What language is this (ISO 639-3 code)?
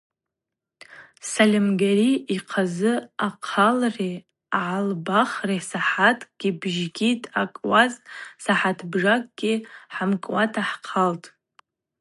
abq